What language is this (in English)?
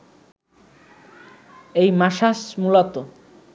Bangla